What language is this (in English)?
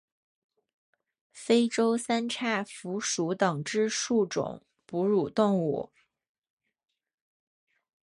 Chinese